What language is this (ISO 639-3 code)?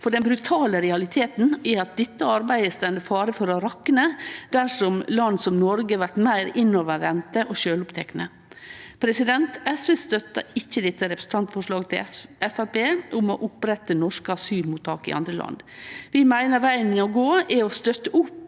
nor